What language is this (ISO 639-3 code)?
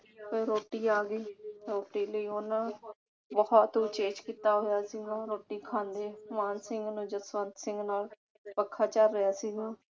pan